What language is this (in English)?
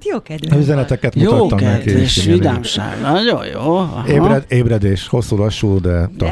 Hungarian